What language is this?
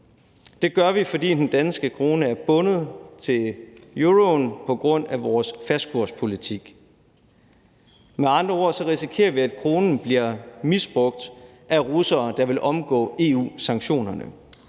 Danish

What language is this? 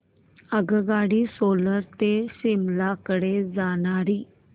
Marathi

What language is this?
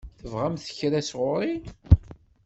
Kabyle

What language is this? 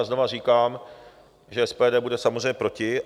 Czech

